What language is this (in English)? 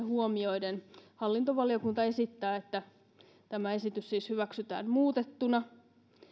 Finnish